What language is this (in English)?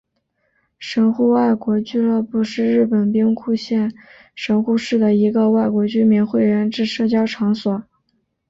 Chinese